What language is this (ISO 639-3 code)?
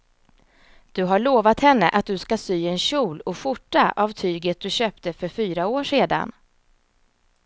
swe